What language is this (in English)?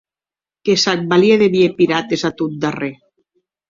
Occitan